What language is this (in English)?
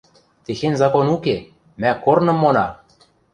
Western Mari